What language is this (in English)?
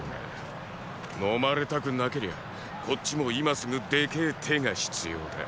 Japanese